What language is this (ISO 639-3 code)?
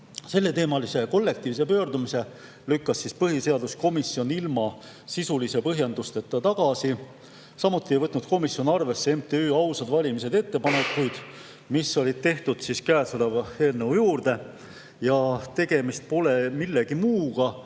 est